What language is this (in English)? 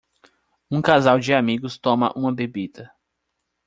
Portuguese